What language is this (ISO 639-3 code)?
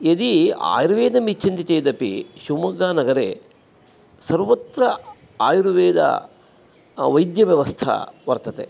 san